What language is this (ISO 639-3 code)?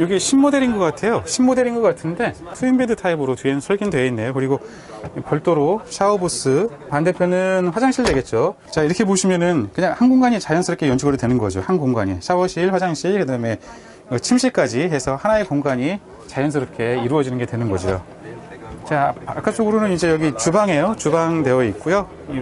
kor